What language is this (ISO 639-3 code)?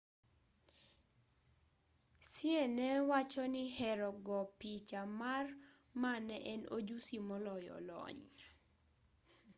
luo